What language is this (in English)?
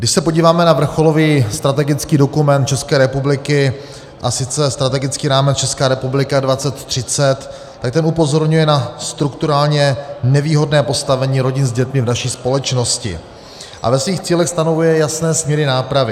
Czech